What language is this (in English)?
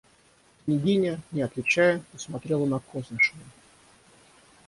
Russian